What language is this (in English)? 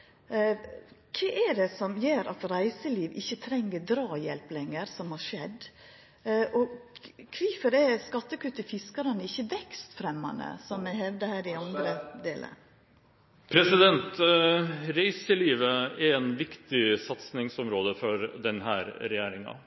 Norwegian